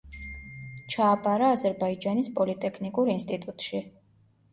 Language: Georgian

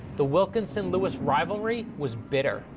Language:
English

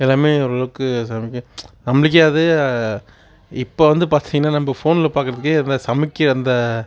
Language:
Tamil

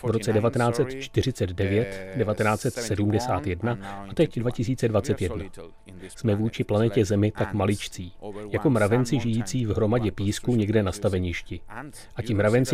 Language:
Czech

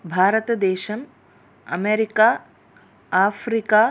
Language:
Sanskrit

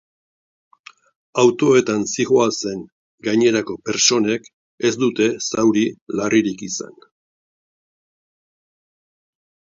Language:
Basque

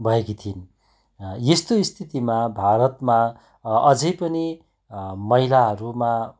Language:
Nepali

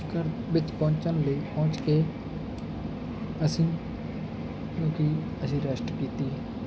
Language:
Punjabi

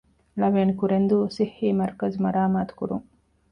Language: Divehi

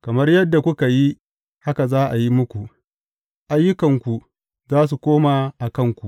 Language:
Hausa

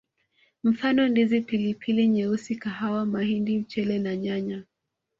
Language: Swahili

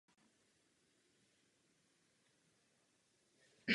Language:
Czech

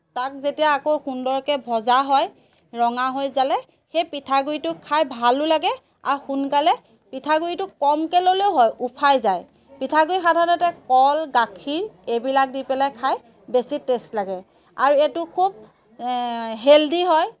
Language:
Assamese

